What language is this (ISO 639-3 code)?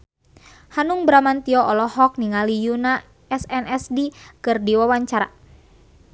sun